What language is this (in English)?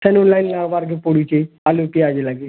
Odia